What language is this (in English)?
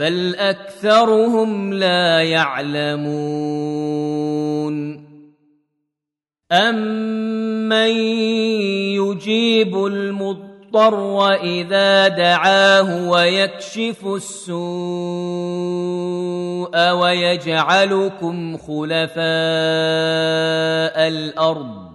Arabic